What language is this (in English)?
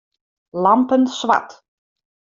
Western Frisian